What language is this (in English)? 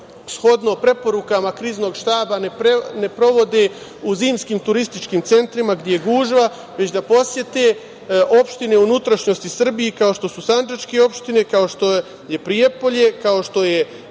Serbian